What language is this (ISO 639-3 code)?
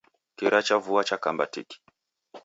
dav